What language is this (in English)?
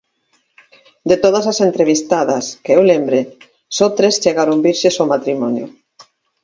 Galician